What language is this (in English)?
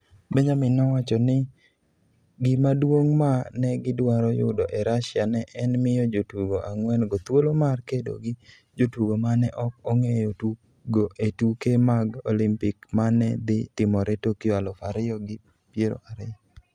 Luo (Kenya and Tanzania)